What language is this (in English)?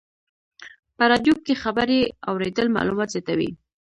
Pashto